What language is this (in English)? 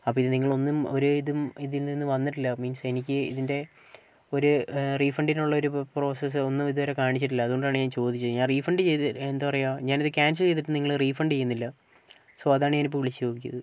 Malayalam